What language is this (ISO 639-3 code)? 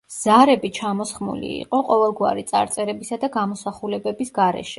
kat